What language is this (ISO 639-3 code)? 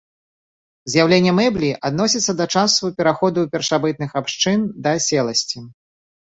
bel